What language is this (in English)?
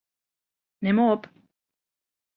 Western Frisian